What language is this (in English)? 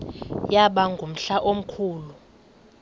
Xhosa